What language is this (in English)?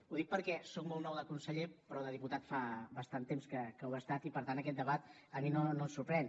Catalan